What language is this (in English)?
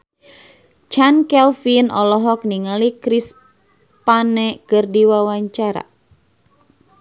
Sundanese